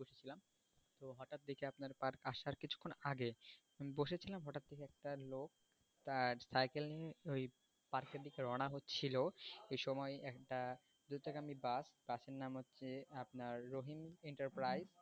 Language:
Bangla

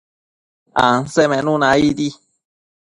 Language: Matsés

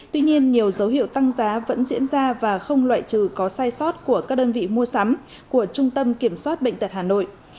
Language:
Vietnamese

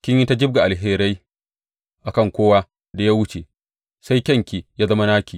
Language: Hausa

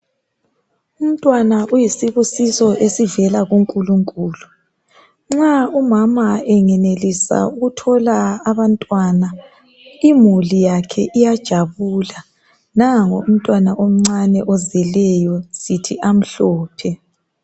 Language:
North Ndebele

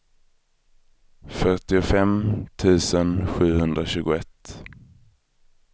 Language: Swedish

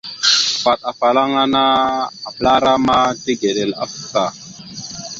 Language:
Mada (Cameroon)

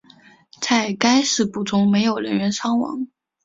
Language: Chinese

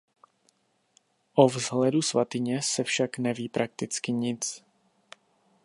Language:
Czech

